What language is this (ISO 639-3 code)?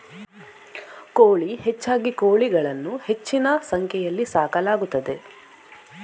kan